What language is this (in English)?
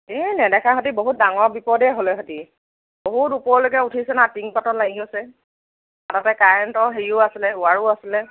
Assamese